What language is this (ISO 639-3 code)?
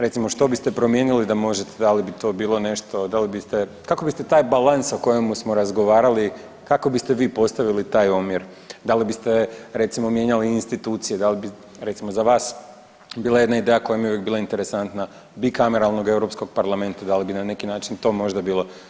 hrv